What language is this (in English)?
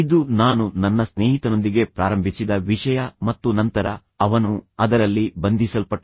Kannada